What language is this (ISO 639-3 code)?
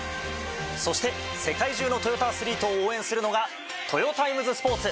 jpn